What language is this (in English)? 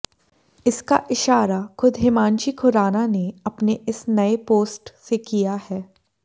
Hindi